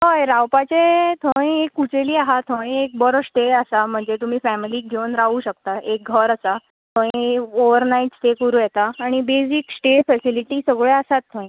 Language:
Konkani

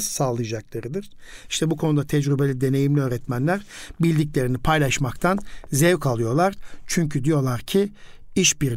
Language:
Turkish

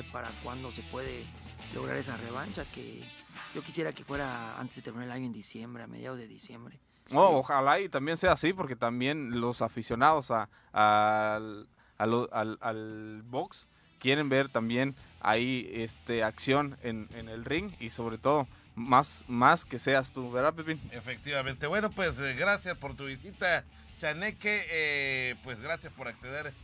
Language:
Spanish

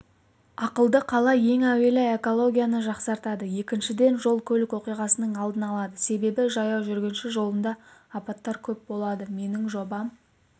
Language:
Kazakh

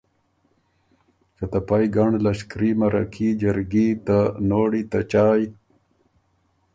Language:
Ormuri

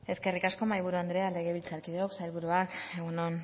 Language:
Basque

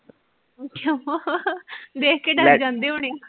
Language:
Punjabi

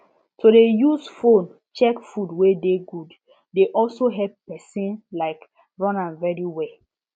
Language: Nigerian Pidgin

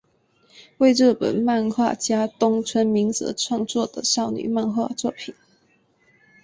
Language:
Chinese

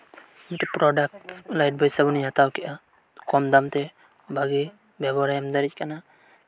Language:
Santali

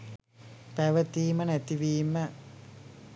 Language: Sinhala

